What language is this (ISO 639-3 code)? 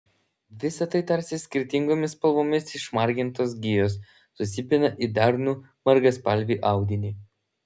lit